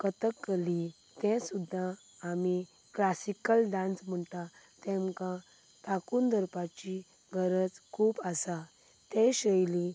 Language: Konkani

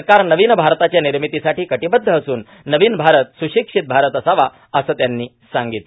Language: Marathi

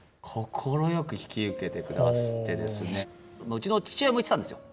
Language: Japanese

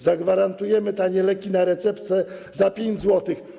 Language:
Polish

